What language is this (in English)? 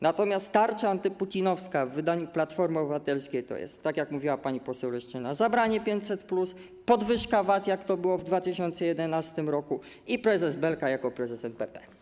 Polish